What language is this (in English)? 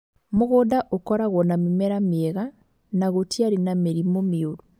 Kikuyu